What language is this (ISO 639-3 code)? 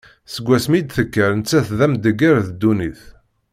kab